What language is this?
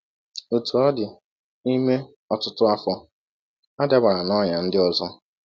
Igbo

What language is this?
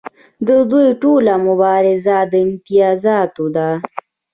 Pashto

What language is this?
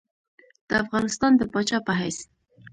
Pashto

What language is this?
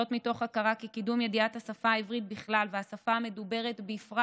Hebrew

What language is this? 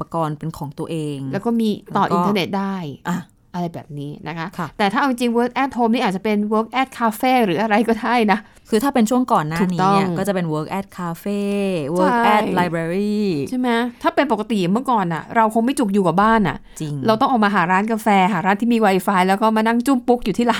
Thai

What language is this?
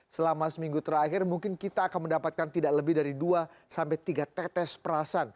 Indonesian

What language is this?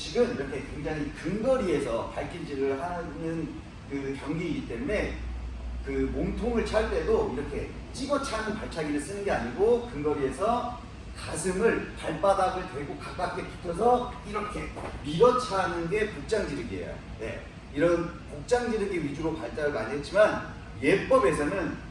Korean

